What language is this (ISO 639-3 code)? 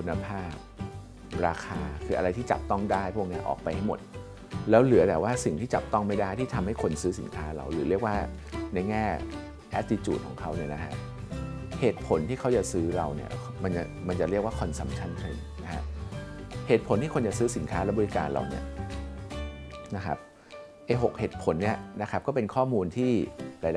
tha